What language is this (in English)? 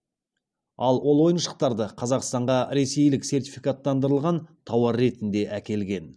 Kazakh